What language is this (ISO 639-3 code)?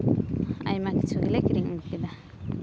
sat